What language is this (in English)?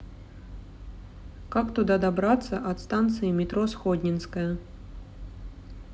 Russian